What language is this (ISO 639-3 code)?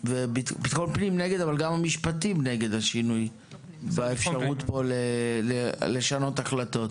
heb